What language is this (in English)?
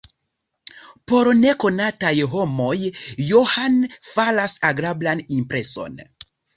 Esperanto